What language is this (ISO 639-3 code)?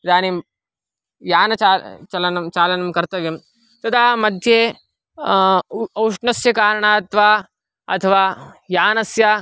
san